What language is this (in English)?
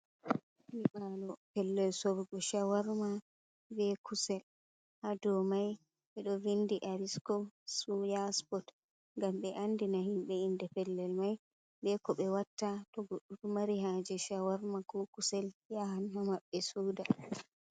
Fula